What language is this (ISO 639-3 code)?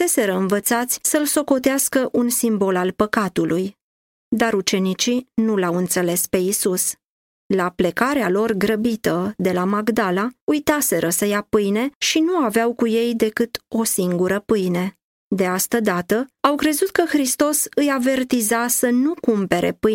ron